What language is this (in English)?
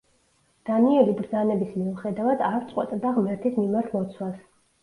Georgian